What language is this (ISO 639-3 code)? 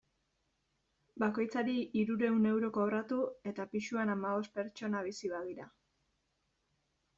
eus